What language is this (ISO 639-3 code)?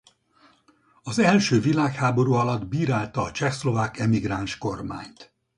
hun